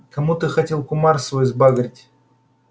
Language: Russian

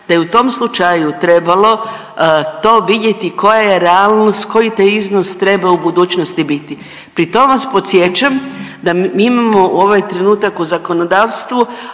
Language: Croatian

